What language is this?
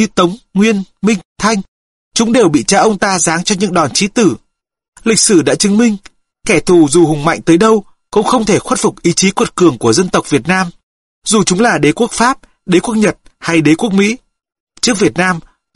Vietnamese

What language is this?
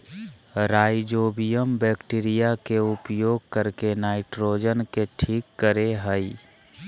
Magahi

